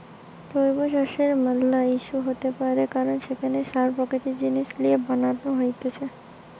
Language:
Bangla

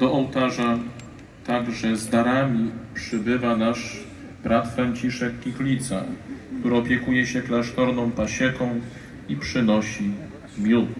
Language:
Polish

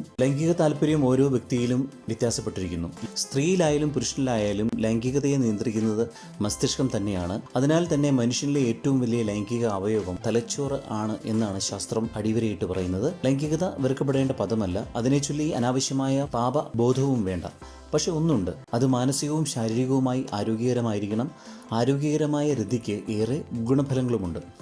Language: Malayalam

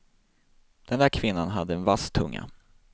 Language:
Swedish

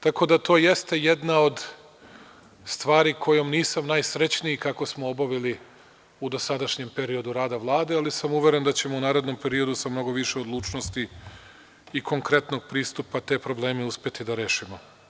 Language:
Serbian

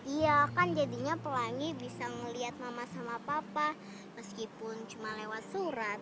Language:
Indonesian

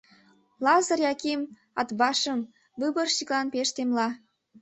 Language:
Mari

